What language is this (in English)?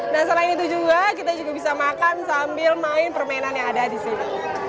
Indonesian